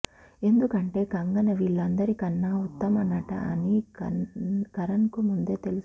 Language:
Telugu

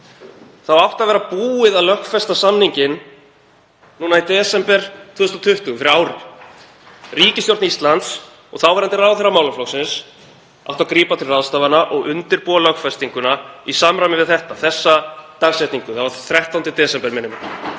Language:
Icelandic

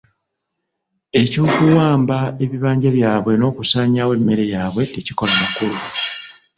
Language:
Ganda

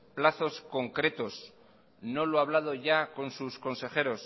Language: Spanish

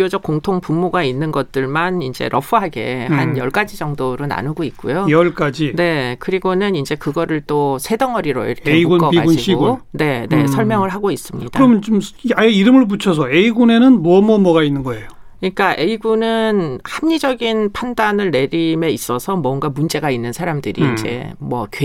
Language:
Korean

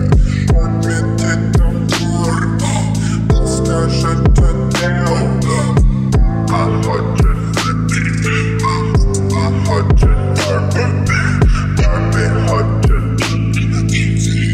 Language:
Romanian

